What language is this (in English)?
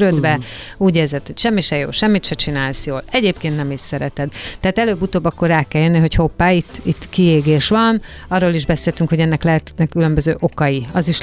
Hungarian